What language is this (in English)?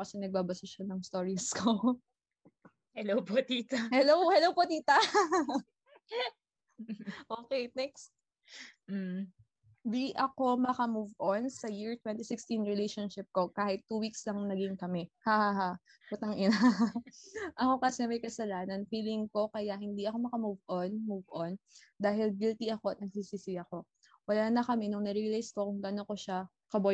Filipino